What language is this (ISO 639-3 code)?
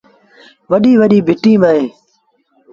sbn